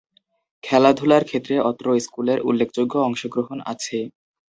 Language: Bangla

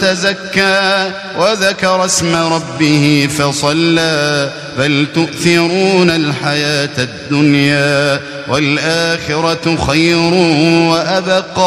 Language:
Arabic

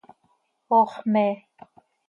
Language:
Seri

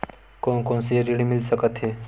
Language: Chhattisgarhi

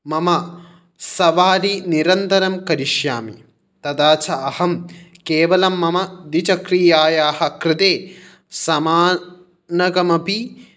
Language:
Sanskrit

